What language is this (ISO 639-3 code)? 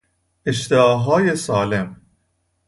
fas